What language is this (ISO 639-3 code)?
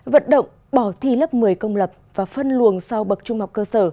vie